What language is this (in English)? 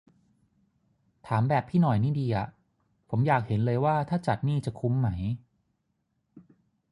Thai